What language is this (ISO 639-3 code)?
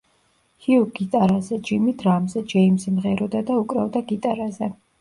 kat